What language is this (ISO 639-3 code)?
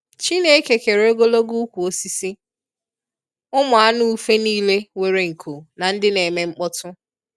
ibo